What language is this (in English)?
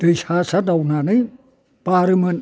Bodo